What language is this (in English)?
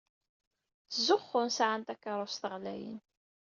Kabyle